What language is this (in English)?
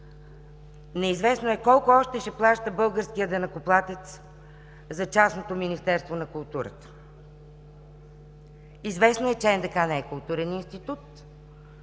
Bulgarian